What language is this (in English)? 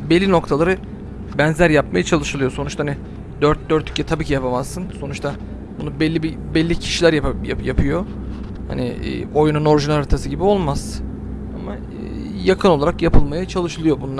Turkish